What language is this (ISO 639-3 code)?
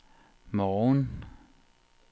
dan